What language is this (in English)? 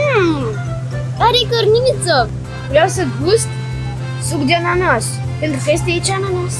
Romanian